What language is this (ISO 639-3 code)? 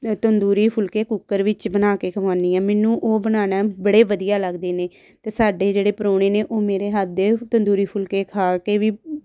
pan